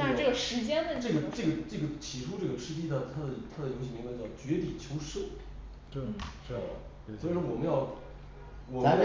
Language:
Chinese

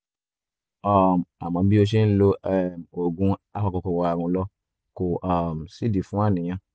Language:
Yoruba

